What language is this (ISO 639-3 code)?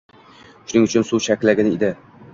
uzb